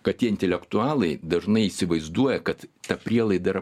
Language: Lithuanian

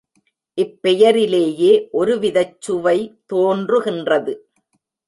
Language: Tamil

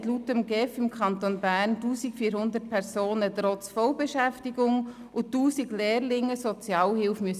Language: Swiss German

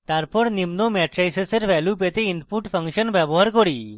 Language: Bangla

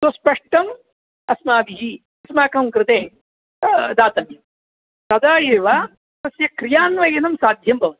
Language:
Sanskrit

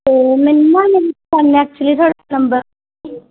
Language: Punjabi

